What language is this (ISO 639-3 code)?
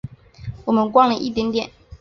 zho